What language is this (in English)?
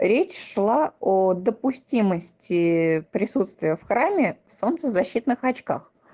Russian